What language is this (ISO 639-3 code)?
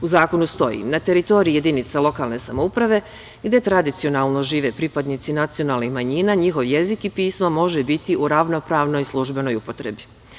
srp